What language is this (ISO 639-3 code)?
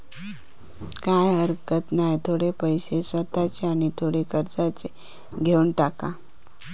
mar